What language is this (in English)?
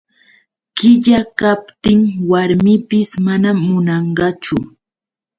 Yauyos Quechua